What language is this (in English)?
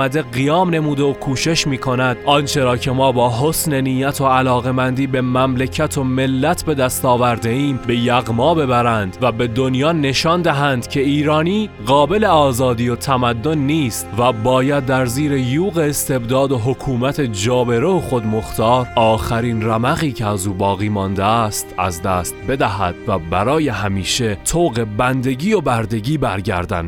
Persian